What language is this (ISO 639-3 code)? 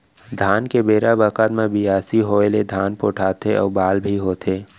hne